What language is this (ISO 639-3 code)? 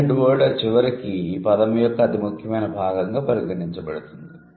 tel